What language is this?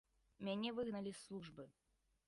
Belarusian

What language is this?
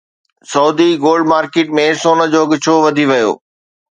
Sindhi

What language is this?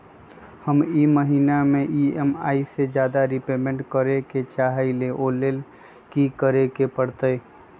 Magahi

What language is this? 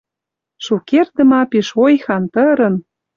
Western Mari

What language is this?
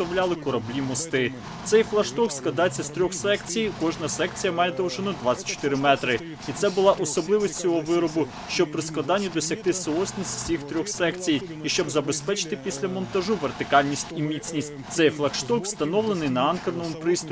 Ukrainian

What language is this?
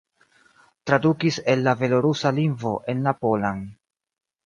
Esperanto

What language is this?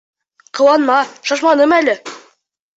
Bashkir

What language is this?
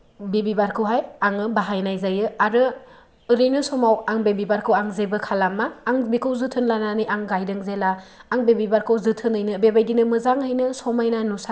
Bodo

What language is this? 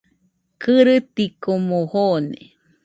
Nüpode Huitoto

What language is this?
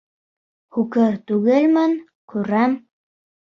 Bashkir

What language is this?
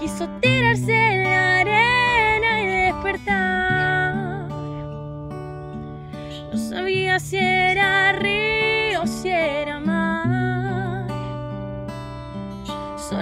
Spanish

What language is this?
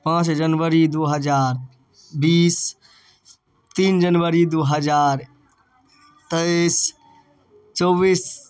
Maithili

